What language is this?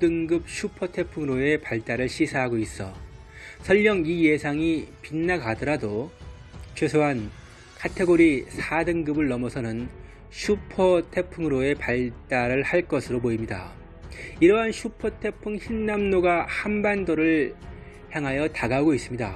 Korean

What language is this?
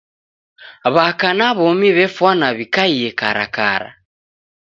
Taita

